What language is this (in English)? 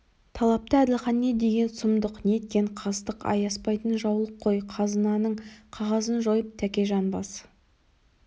Kazakh